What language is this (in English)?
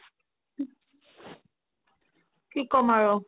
Assamese